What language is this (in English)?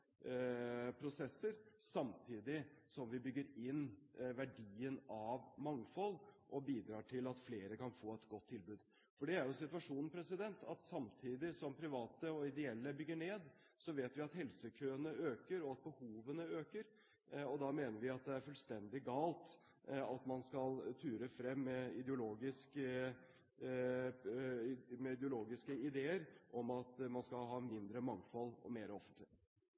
Norwegian Bokmål